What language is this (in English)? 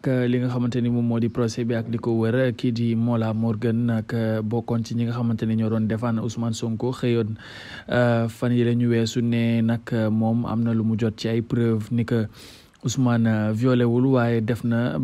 French